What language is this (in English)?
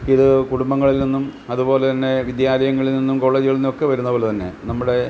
Malayalam